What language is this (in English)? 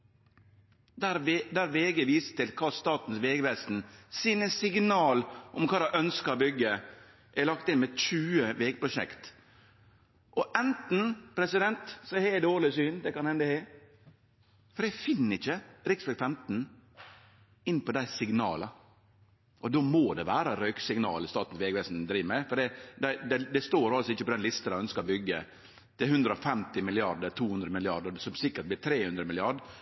Norwegian Nynorsk